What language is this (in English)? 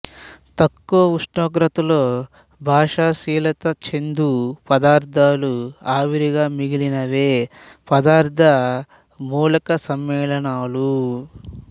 Telugu